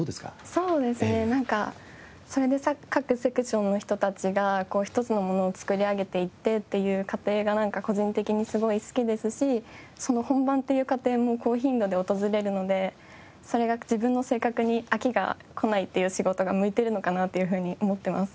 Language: Japanese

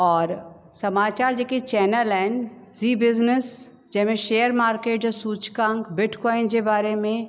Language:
Sindhi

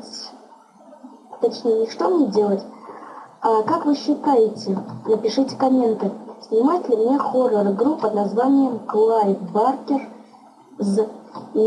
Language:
Russian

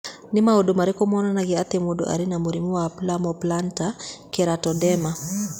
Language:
Kikuyu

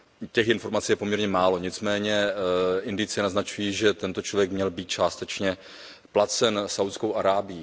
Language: Czech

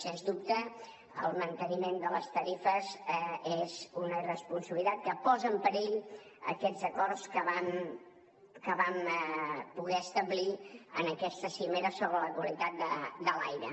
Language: Catalan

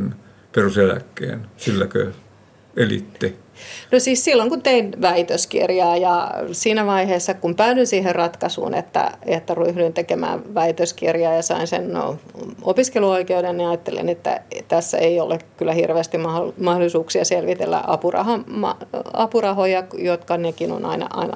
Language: Finnish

